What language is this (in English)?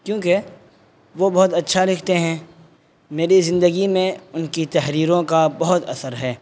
Urdu